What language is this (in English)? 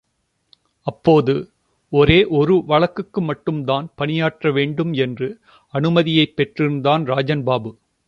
Tamil